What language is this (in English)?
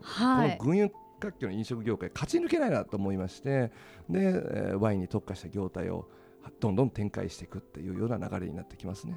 Japanese